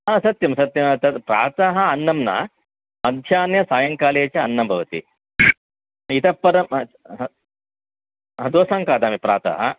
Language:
Sanskrit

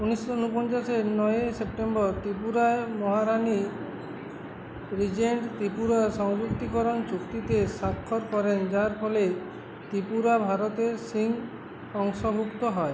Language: Bangla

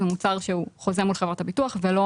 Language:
Hebrew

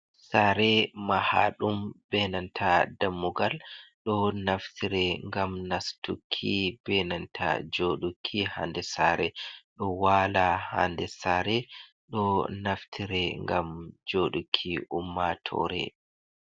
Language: Fula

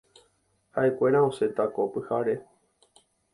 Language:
Guarani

